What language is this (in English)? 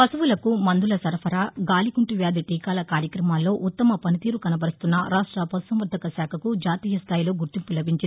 Telugu